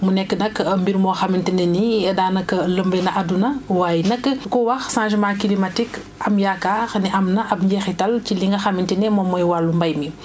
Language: Wolof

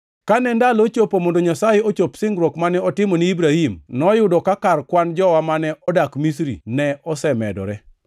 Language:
Luo (Kenya and Tanzania)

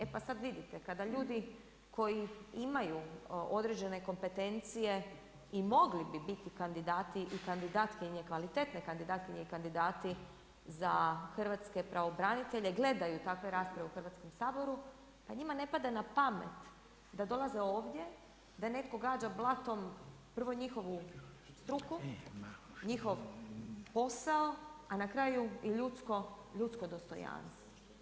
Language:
Croatian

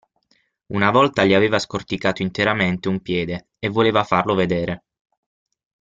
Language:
Italian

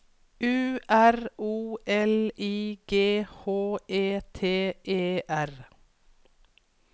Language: Norwegian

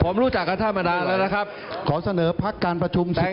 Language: Thai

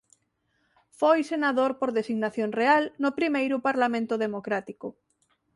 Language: Galician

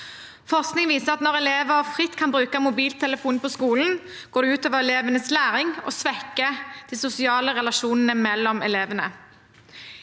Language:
Norwegian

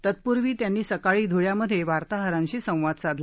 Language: Marathi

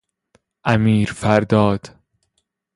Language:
Persian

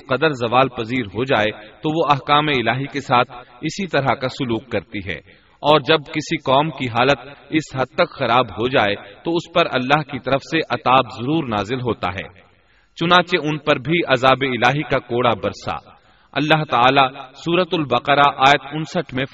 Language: Urdu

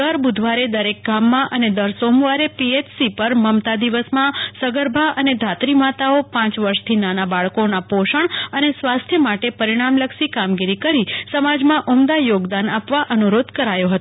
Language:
Gujarati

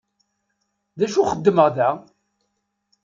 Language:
Kabyle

